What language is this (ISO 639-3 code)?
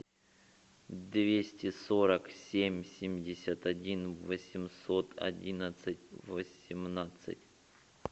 rus